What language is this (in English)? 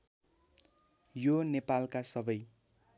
Nepali